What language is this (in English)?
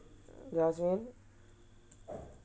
English